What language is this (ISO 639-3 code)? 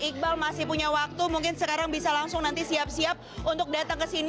ind